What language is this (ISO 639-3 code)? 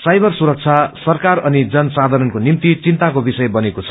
nep